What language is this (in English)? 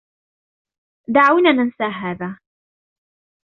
Arabic